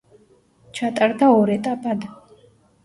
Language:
Georgian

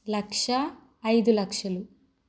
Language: Telugu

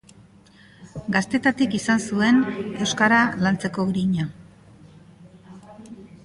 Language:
Basque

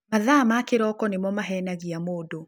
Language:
Kikuyu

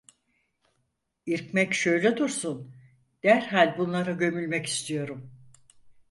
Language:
Turkish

